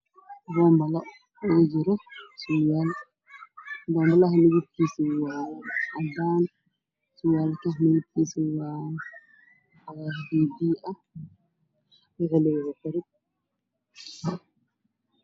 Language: Somali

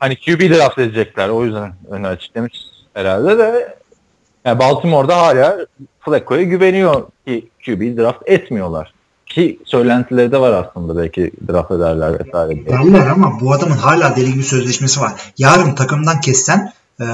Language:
Turkish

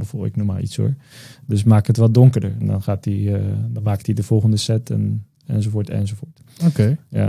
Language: Dutch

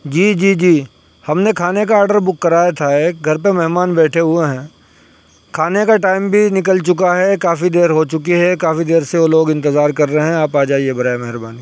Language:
Urdu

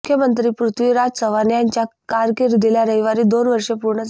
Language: Marathi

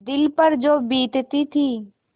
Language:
Hindi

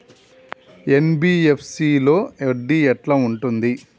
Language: Telugu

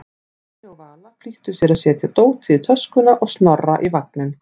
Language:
Icelandic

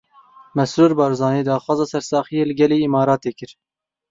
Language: Kurdish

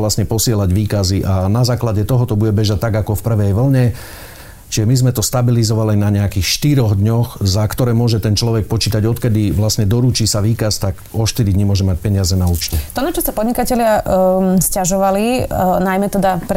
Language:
Slovak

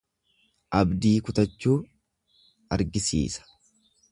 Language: Oromo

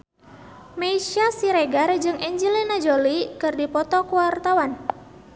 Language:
Sundanese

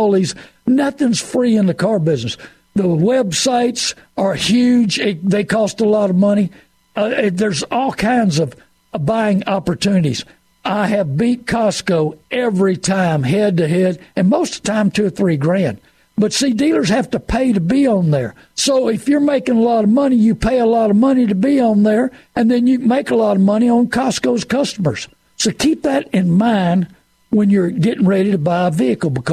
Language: English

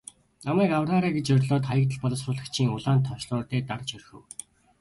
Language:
Mongolian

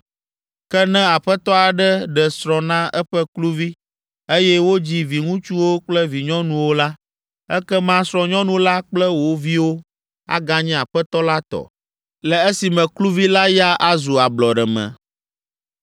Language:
Ewe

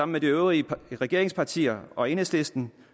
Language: Danish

